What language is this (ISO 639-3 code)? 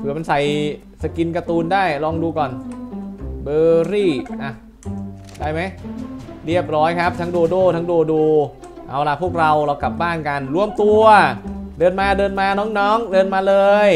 tha